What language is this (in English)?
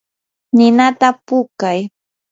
Yanahuanca Pasco Quechua